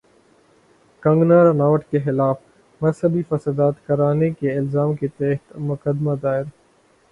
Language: Urdu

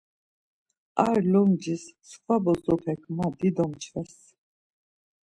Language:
Laz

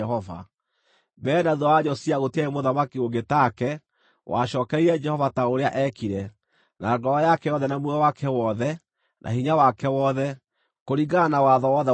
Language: Kikuyu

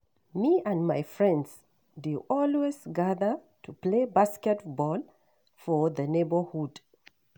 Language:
Nigerian Pidgin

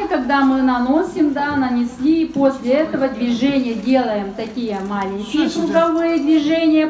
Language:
Russian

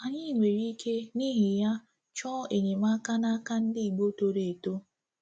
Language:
Igbo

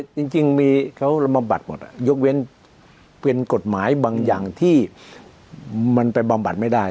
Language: Thai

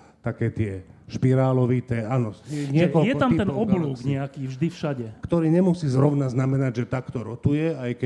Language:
Slovak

